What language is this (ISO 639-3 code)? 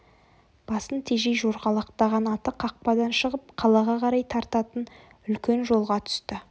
kaz